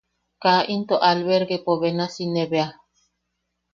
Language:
Yaqui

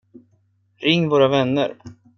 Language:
Swedish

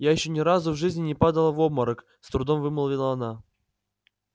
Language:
Russian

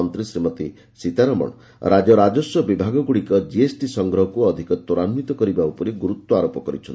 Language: Odia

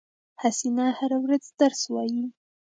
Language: Pashto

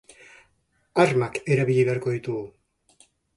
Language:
Basque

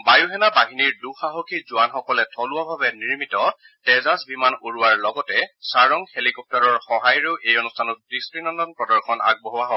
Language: Assamese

